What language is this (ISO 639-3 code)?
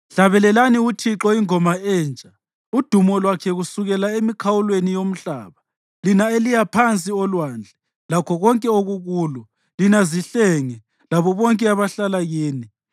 nde